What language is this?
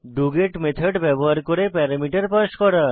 Bangla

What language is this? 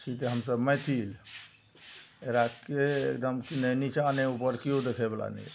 Maithili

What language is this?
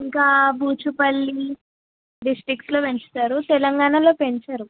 Telugu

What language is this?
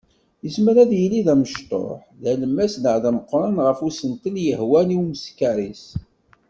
Kabyle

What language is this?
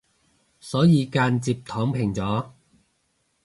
Cantonese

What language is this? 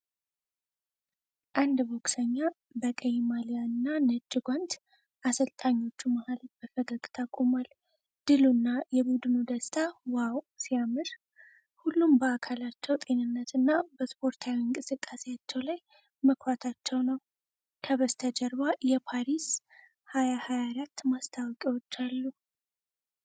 Amharic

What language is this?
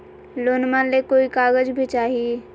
Magahi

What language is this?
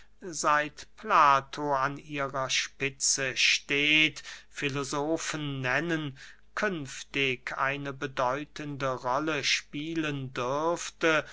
German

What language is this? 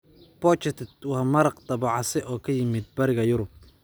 Somali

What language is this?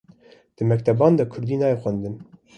Kurdish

